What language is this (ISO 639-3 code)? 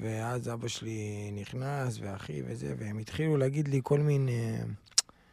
heb